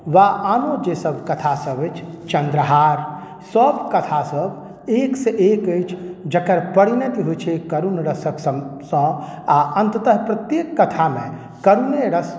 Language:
Maithili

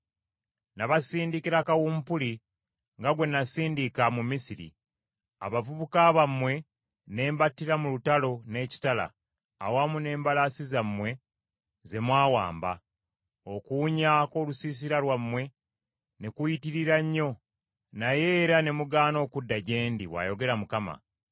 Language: Ganda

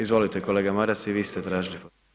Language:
Croatian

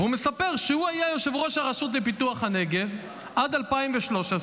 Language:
Hebrew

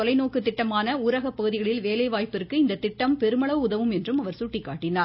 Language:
Tamil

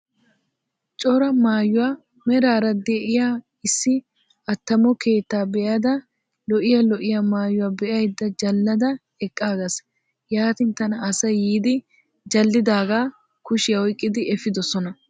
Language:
Wolaytta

